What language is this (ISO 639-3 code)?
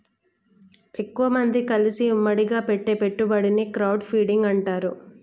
tel